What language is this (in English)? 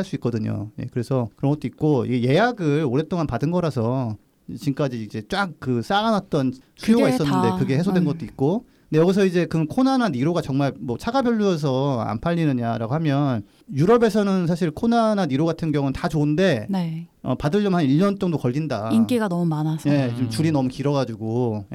Korean